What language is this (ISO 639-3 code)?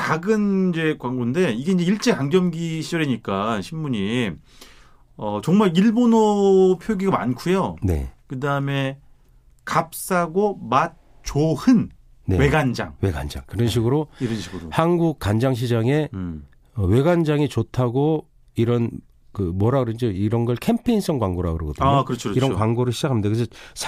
kor